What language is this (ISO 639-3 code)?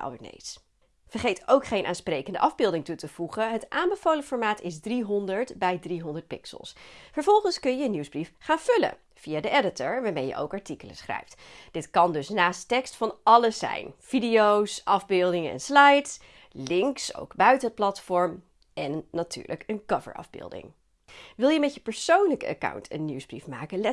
nld